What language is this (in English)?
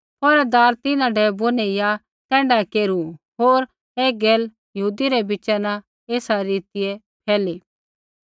Kullu Pahari